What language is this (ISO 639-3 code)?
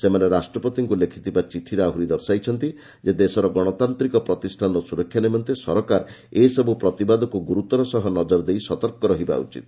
ori